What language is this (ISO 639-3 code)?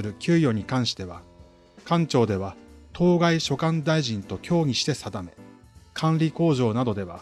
jpn